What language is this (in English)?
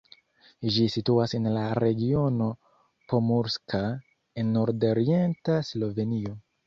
Esperanto